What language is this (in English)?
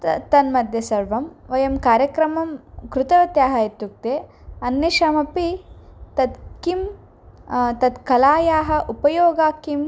Sanskrit